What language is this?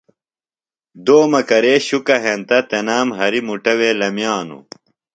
Phalura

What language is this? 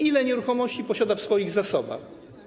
Polish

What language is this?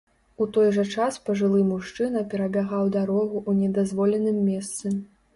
Belarusian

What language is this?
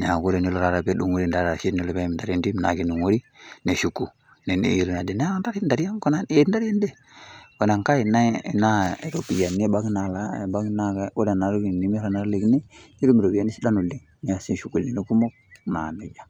Masai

